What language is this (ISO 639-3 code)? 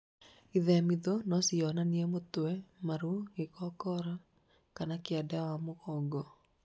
kik